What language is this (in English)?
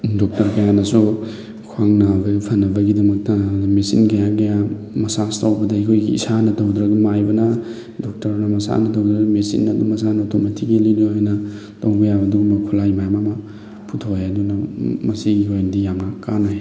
Manipuri